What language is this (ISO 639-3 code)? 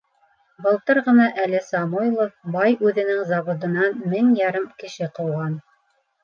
bak